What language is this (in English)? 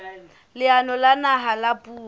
Southern Sotho